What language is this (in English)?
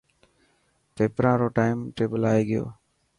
Dhatki